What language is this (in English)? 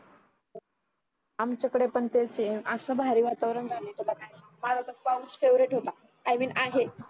Marathi